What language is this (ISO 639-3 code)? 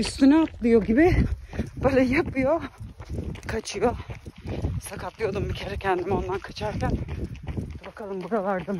tur